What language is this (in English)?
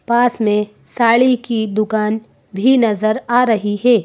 Hindi